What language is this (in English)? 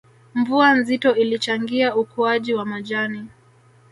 Swahili